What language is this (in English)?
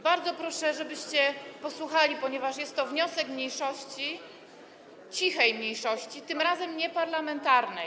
Polish